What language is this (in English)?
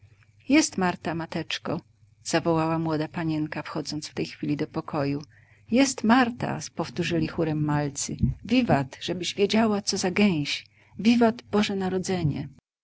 Polish